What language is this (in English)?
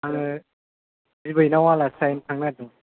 Bodo